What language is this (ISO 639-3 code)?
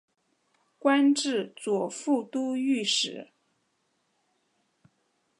zho